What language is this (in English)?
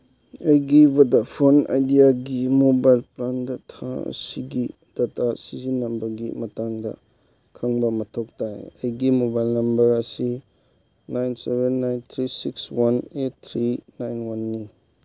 Manipuri